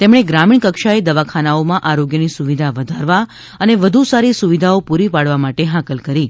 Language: Gujarati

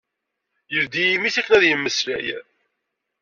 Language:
Kabyle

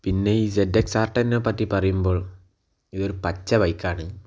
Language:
Malayalam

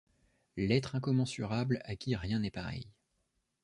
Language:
French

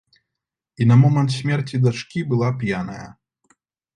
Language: Belarusian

